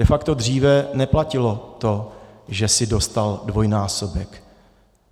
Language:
Czech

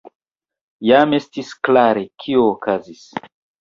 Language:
Esperanto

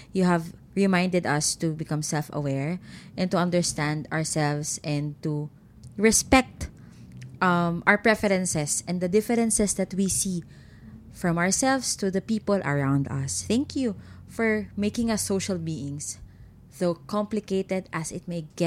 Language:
Filipino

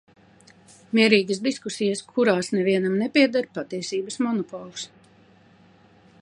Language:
Latvian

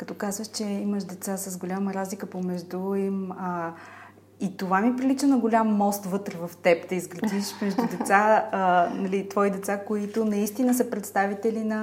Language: Bulgarian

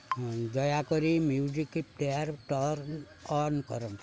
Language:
Odia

